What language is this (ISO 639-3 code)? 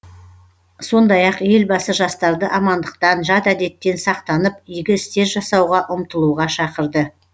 kaz